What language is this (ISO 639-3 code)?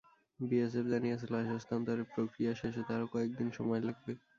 ben